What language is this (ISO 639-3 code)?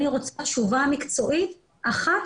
heb